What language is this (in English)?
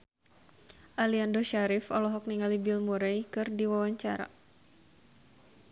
Sundanese